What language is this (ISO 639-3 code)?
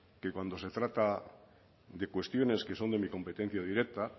spa